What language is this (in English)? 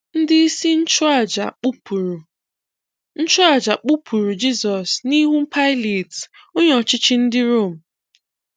Igbo